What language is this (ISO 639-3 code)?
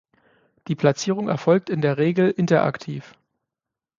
deu